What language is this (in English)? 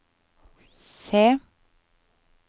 Norwegian